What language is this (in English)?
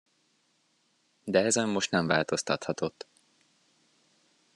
Hungarian